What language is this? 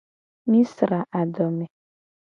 Gen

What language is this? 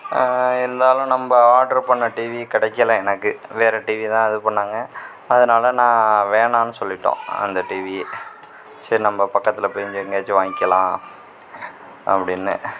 Tamil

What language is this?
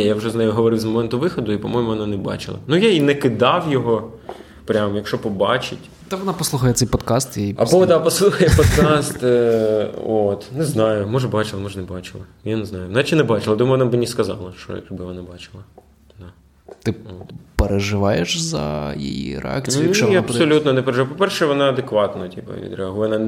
Ukrainian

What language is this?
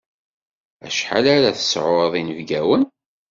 Kabyle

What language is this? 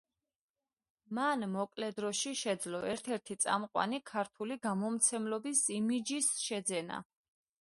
Georgian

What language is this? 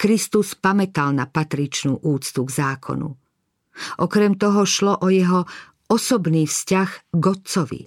Slovak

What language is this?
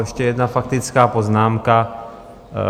Czech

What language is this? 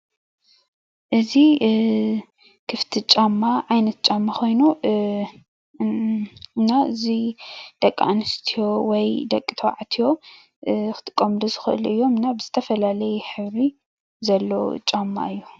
Tigrinya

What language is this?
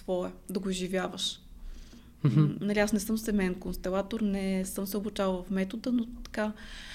Bulgarian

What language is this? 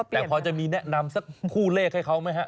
Thai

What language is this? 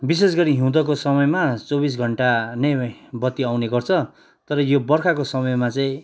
Nepali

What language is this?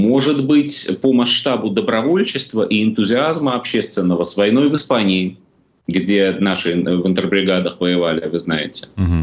Russian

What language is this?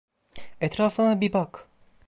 Turkish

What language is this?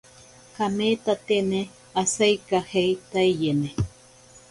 Ashéninka Perené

